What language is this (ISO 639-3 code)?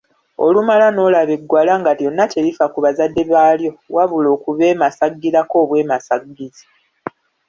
lug